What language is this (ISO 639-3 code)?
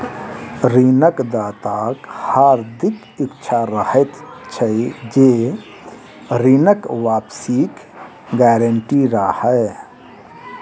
mai